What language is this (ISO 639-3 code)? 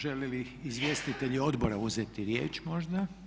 hrv